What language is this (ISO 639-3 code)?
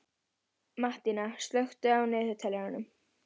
isl